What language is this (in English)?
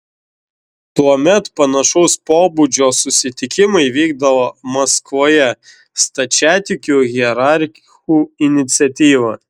Lithuanian